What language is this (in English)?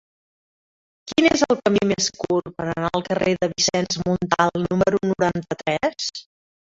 Catalan